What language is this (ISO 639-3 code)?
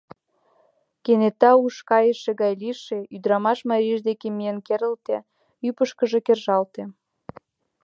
chm